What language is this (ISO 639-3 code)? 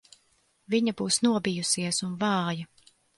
lav